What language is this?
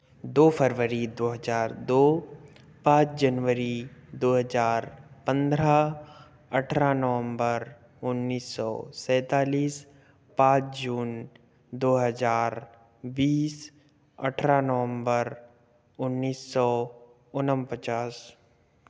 Hindi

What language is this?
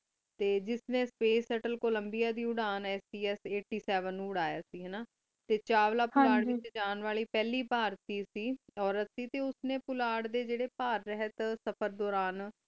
Punjabi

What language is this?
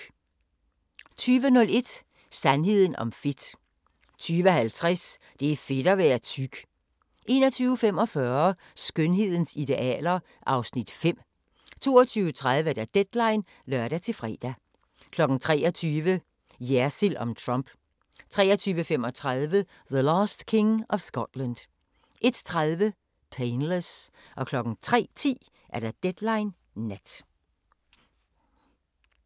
Danish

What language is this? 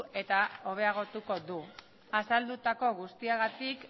Basque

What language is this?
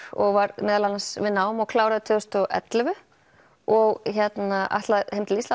Icelandic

